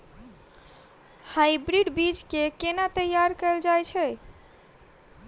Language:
Maithili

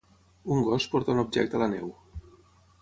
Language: Catalan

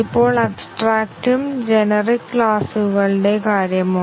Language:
Malayalam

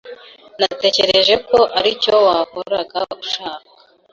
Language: Kinyarwanda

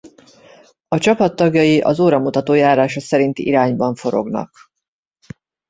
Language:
Hungarian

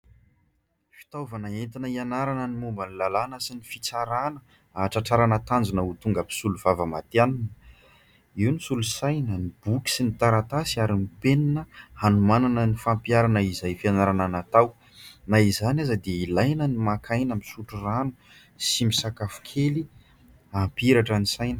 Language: Malagasy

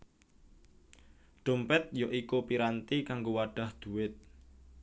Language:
Javanese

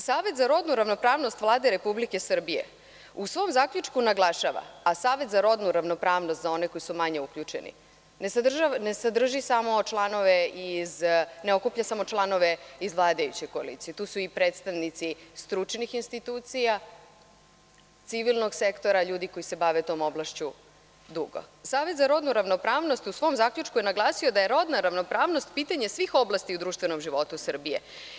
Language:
Serbian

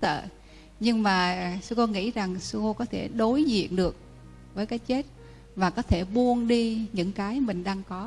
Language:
Vietnamese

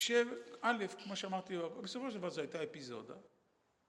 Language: Hebrew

